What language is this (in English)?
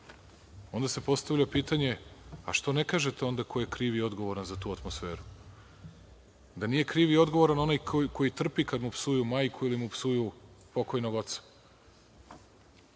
Serbian